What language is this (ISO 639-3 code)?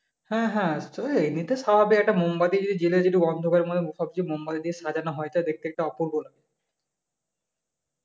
ben